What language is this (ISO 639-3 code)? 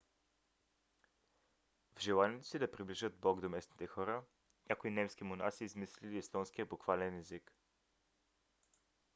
bul